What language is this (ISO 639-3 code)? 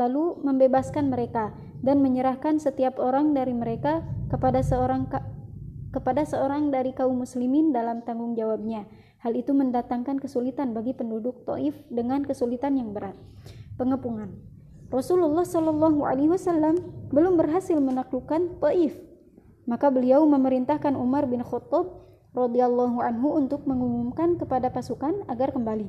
ind